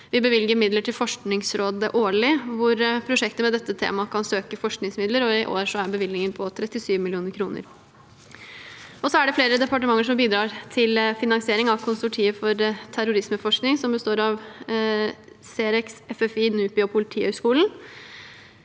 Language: Norwegian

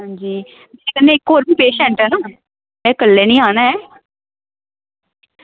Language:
Dogri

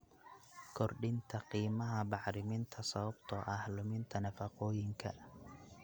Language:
Somali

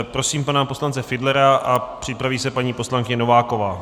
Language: Czech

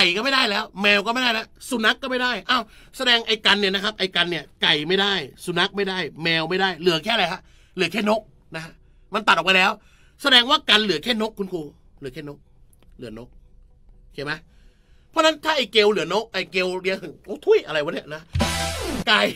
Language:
Thai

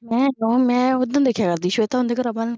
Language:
Punjabi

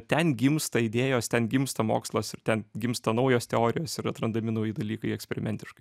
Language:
Lithuanian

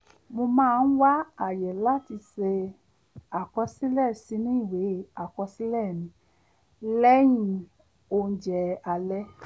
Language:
Yoruba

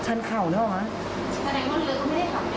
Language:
Thai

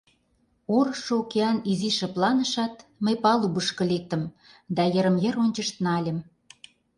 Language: Mari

